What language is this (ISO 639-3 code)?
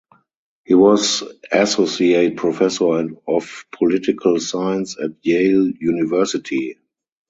eng